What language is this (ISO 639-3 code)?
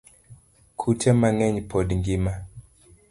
luo